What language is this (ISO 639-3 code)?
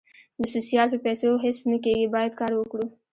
pus